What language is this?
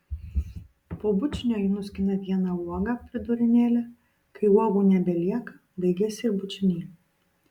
Lithuanian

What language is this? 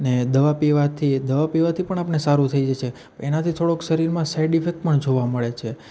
Gujarati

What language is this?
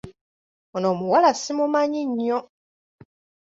Ganda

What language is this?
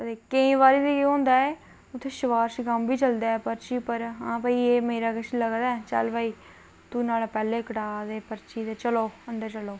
Dogri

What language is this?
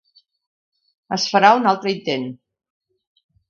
Catalan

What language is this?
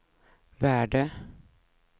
Swedish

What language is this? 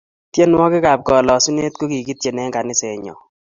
Kalenjin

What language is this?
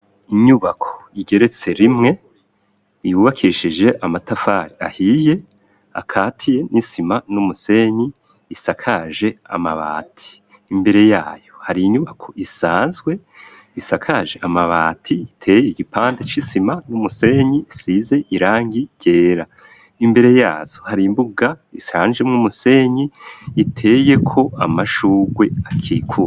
Rundi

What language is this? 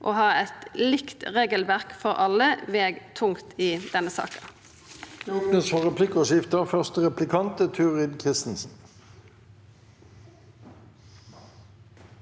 Norwegian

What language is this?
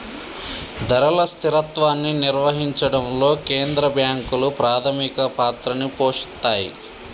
Telugu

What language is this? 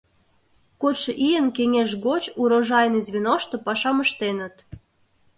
Mari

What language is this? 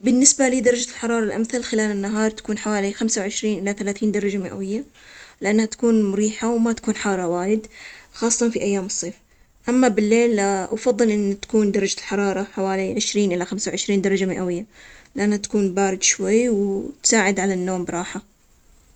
Omani Arabic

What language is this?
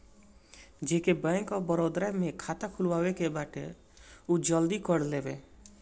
Bhojpuri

